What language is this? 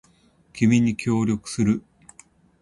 Japanese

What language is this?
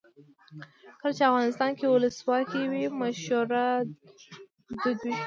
Pashto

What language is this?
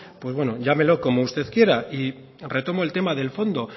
Spanish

